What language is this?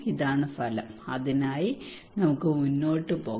Malayalam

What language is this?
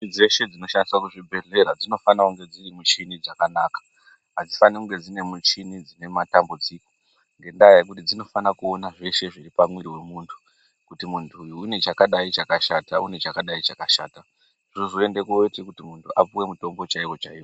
Ndau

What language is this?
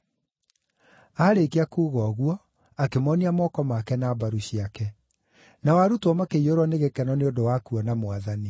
Kikuyu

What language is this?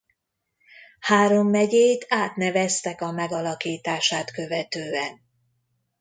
Hungarian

